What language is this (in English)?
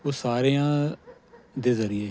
Punjabi